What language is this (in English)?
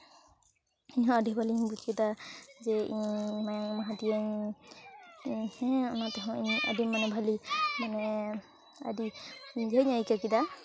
Santali